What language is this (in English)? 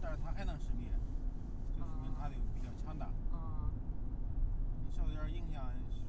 Chinese